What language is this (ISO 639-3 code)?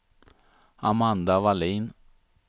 swe